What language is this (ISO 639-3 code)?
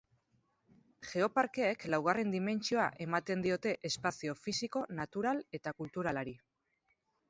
eus